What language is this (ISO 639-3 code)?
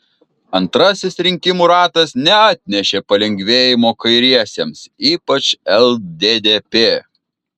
lit